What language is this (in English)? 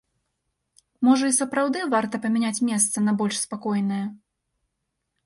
Belarusian